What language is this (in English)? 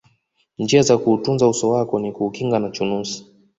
Swahili